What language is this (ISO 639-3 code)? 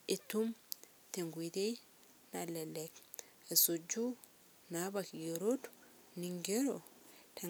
mas